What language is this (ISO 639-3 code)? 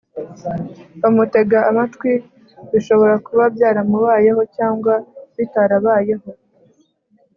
kin